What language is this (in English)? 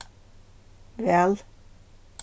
Faroese